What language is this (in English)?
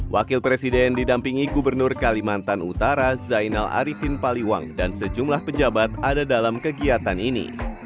Indonesian